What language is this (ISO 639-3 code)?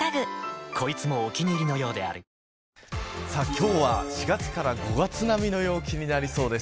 jpn